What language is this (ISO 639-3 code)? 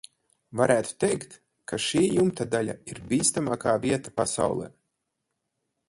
lav